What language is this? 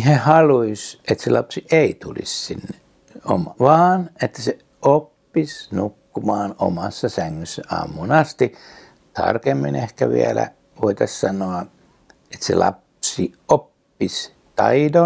Finnish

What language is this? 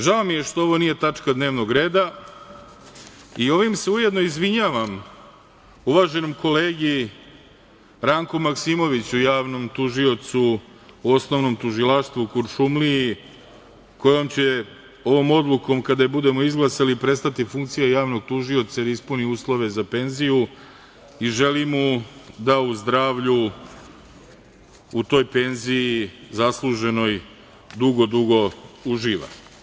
Serbian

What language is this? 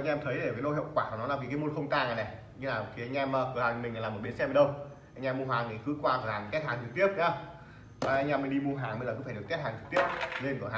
Vietnamese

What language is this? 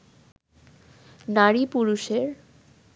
Bangla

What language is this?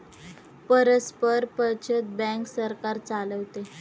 Marathi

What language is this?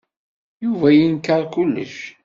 Kabyle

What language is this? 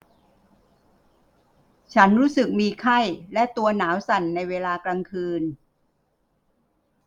Thai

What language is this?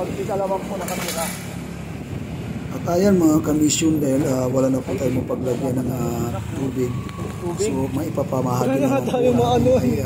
Filipino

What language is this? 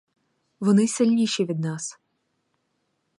Ukrainian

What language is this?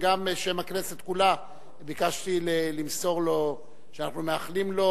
Hebrew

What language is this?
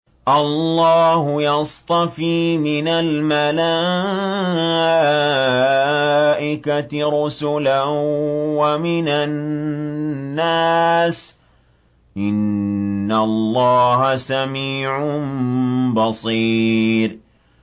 Arabic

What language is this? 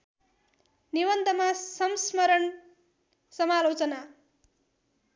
Nepali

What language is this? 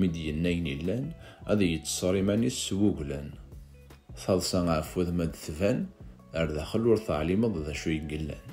Arabic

